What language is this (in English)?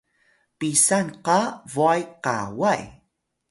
Atayal